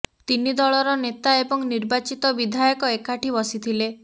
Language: Odia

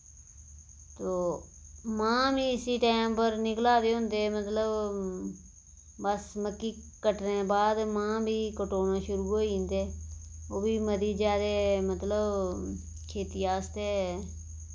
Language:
Dogri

